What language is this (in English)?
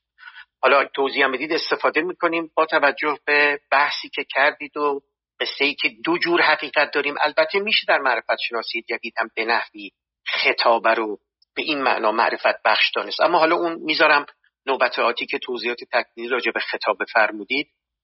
Persian